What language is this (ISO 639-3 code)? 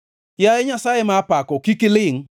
luo